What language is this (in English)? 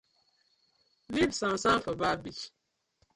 Nigerian Pidgin